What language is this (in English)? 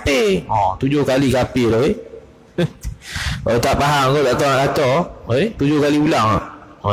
Malay